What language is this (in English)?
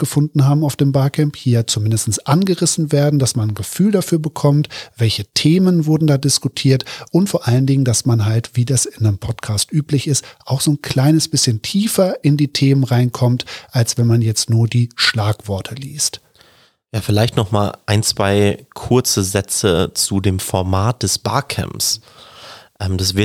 German